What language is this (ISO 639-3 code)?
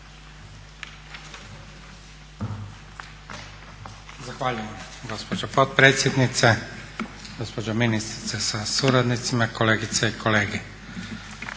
hrv